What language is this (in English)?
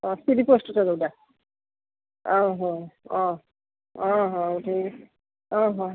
Odia